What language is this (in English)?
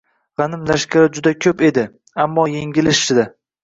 Uzbek